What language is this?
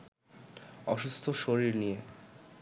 Bangla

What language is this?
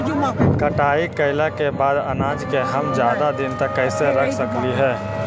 Magahi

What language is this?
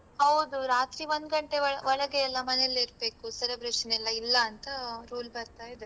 Kannada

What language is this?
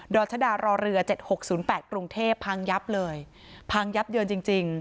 Thai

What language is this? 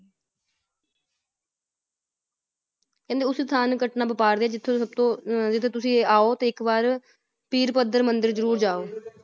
Punjabi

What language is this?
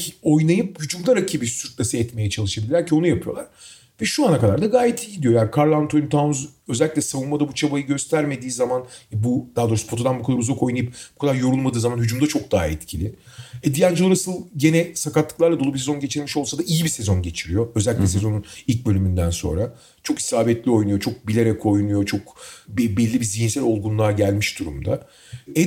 Turkish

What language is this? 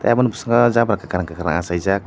Kok Borok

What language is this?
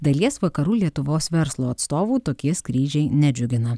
Lithuanian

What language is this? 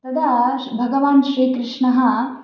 Sanskrit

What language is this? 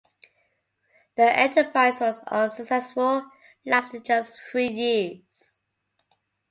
English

